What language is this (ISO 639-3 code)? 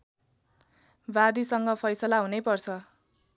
nep